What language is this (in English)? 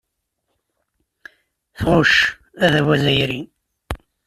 Kabyle